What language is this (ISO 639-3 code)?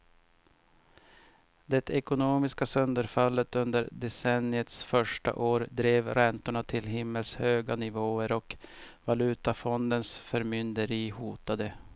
swe